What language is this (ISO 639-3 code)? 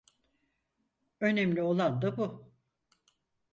tur